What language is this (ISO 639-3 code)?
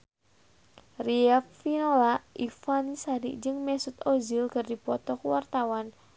sun